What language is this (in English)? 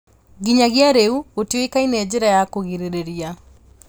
Kikuyu